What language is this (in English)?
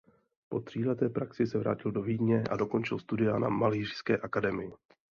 Czech